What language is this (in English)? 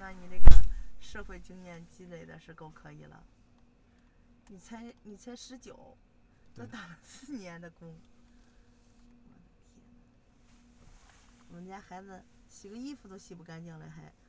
Chinese